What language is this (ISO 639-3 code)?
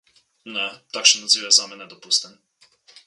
slv